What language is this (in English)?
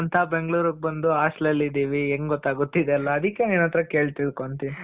Kannada